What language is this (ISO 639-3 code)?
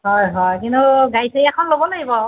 asm